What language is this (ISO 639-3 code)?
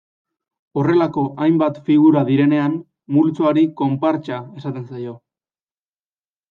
eus